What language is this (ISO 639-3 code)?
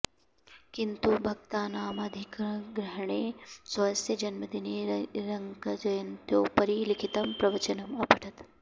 san